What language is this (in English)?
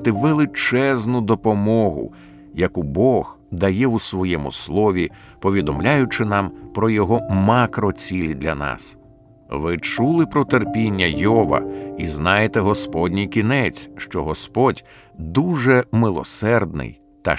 Ukrainian